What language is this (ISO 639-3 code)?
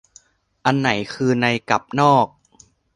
tha